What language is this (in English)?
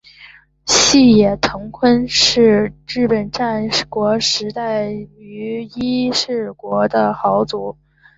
Chinese